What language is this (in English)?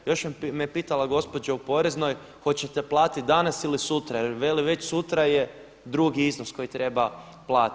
Croatian